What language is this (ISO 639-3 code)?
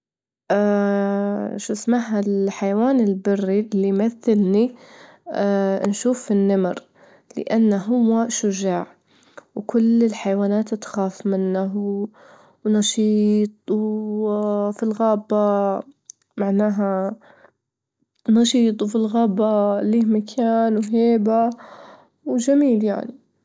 ayl